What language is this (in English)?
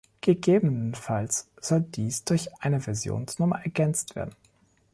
German